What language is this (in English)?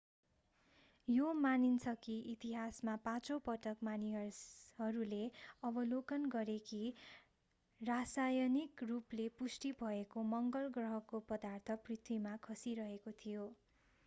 Nepali